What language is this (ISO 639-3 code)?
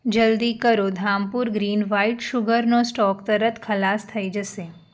guj